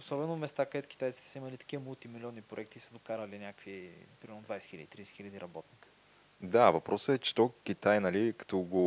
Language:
Bulgarian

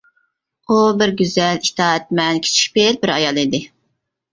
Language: Uyghur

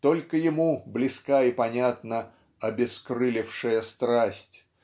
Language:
Russian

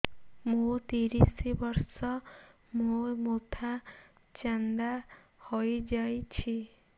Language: Odia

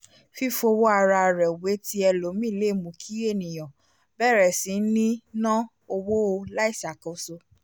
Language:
Yoruba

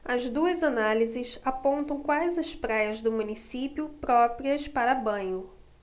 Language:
Portuguese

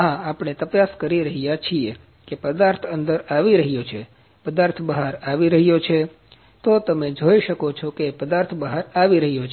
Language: Gujarati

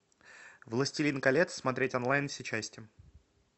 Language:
Russian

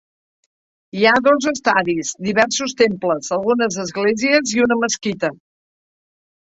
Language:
Catalan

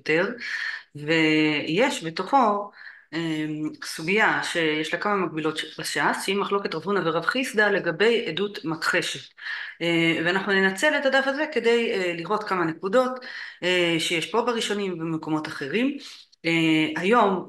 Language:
Hebrew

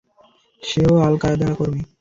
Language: Bangla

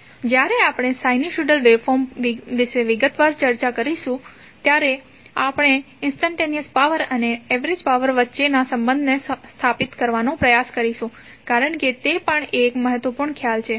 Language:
Gujarati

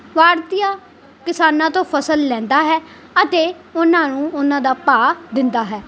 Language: Punjabi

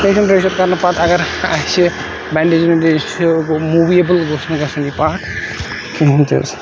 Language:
Kashmiri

